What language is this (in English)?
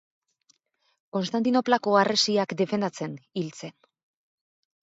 Basque